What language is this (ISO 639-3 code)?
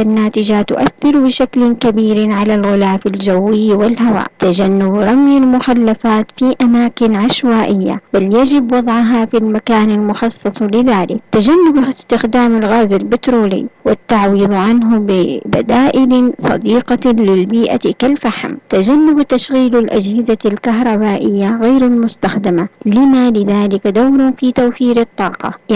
ara